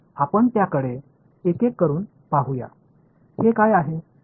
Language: Marathi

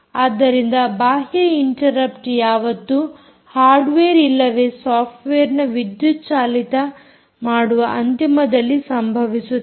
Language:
Kannada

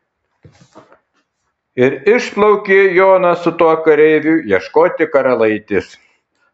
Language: Lithuanian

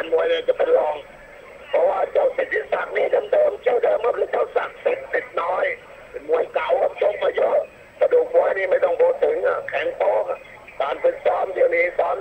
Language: Thai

